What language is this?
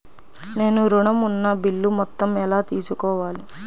Telugu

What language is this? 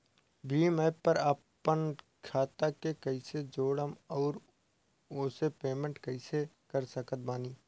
Bhojpuri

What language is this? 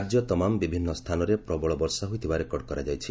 Odia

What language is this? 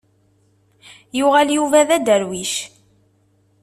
Kabyle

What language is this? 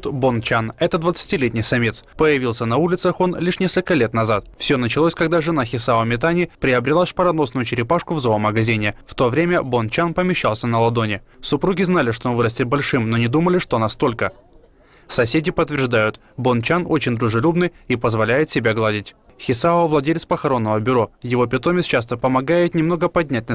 Russian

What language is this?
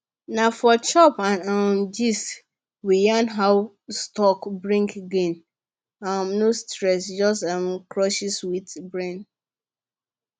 Nigerian Pidgin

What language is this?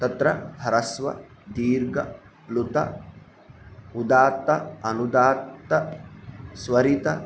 Sanskrit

